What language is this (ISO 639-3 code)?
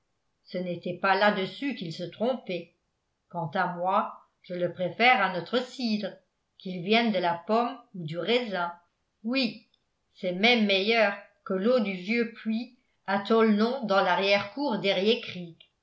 fra